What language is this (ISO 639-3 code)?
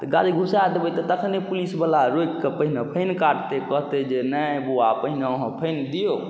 mai